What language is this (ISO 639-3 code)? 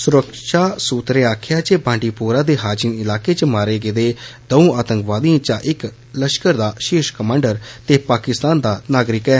doi